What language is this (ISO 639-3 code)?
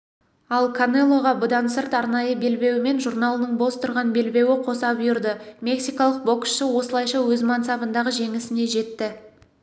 kaz